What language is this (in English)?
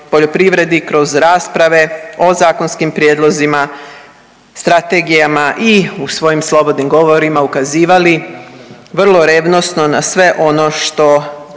Croatian